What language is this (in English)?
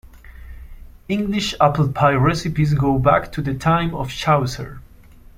English